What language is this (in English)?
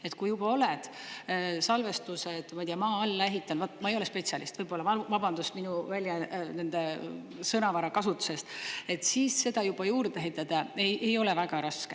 Estonian